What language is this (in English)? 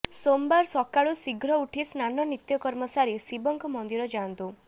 Odia